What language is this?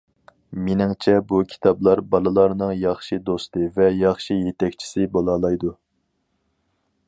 Uyghur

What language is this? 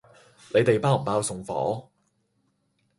Cantonese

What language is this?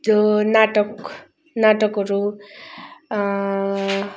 Nepali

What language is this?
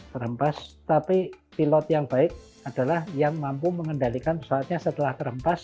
Indonesian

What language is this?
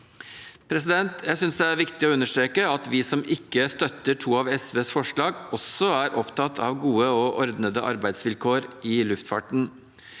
Norwegian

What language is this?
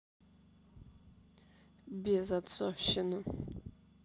Russian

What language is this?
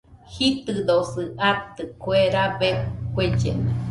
Nüpode Huitoto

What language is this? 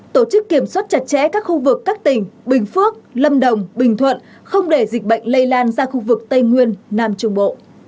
Vietnamese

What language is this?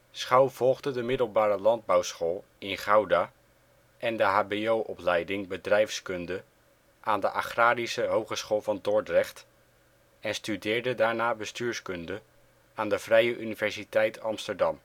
Dutch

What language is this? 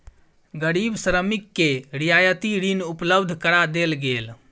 Maithili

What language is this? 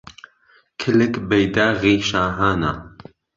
Central Kurdish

